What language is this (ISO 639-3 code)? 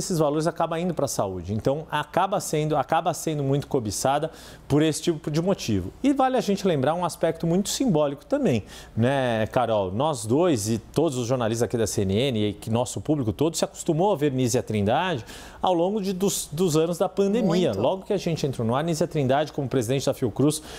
por